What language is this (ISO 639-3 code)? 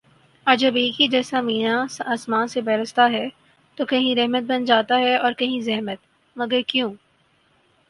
urd